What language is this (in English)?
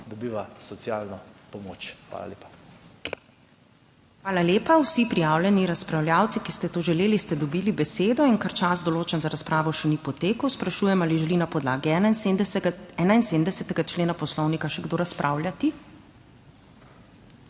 Slovenian